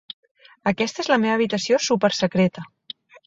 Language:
Catalan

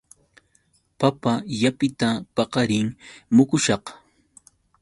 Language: Yauyos Quechua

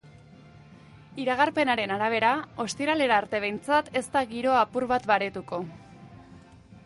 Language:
Basque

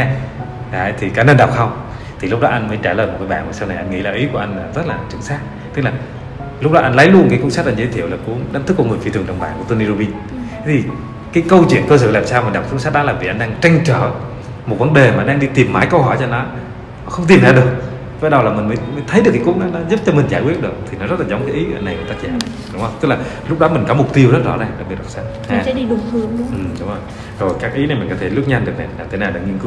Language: Vietnamese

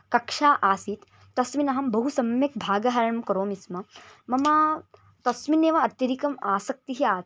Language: Sanskrit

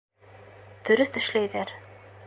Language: Bashkir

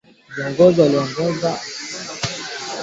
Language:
Swahili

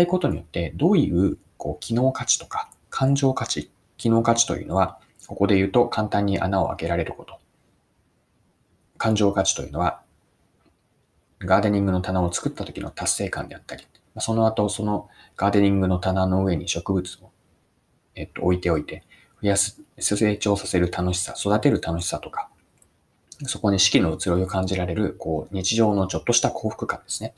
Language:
Japanese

